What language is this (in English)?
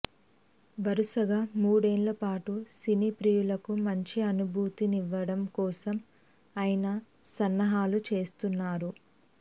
Telugu